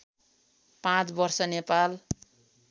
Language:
Nepali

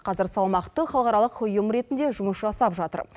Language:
Kazakh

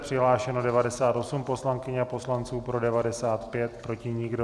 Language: Czech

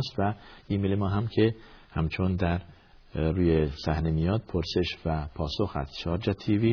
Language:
Persian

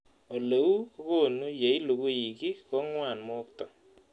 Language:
Kalenjin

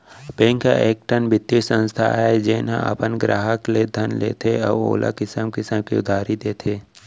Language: Chhattisgarhi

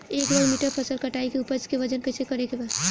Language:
Bhojpuri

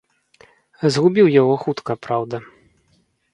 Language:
Belarusian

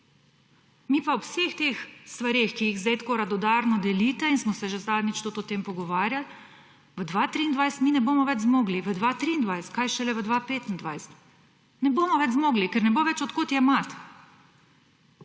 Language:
Slovenian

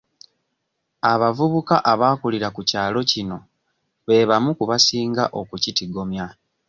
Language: Ganda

